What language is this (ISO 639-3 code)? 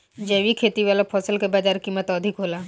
bho